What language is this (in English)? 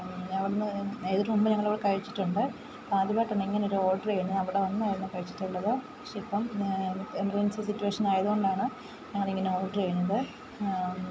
Malayalam